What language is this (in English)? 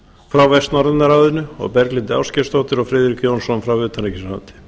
Icelandic